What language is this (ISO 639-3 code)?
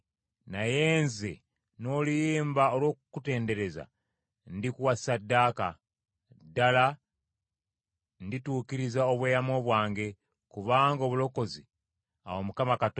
lug